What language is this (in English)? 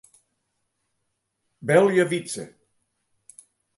Western Frisian